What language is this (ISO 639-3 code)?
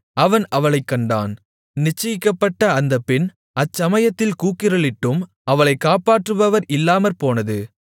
tam